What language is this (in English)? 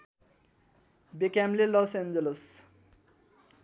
Nepali